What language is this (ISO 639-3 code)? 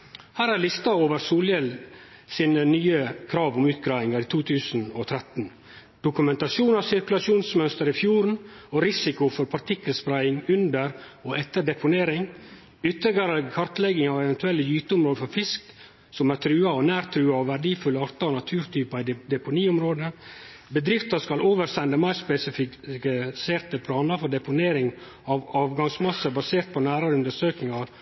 nno